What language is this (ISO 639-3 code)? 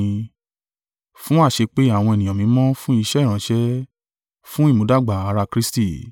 yor